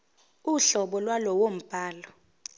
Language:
Zulu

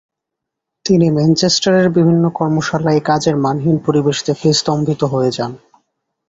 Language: Bangla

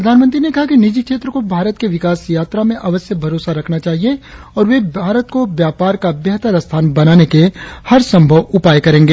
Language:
Hindi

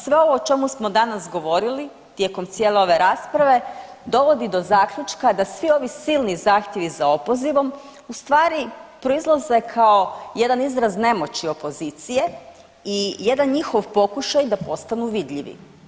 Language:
Croatian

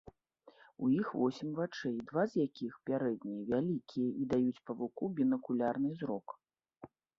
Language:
Belarusian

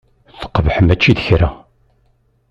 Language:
Kabyle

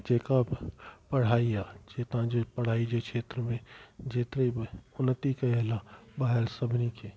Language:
Sindhi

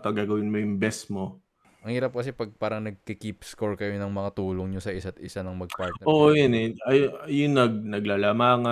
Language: Filipino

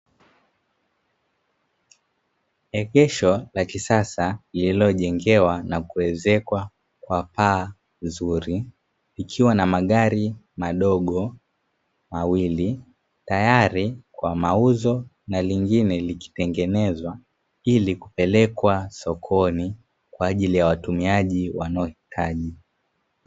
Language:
Swahili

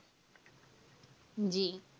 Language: Bangla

